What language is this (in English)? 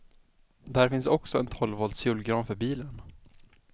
Swedish